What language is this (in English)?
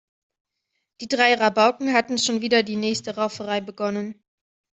German